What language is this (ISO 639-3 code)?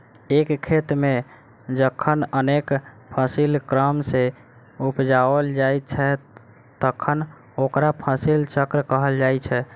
mai